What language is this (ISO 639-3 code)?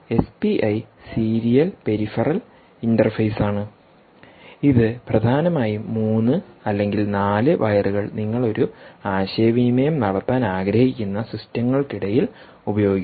mal